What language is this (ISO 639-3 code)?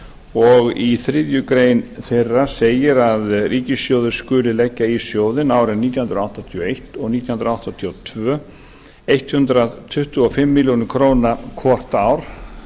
isl